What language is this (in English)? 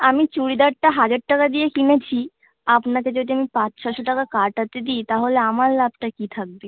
Bangla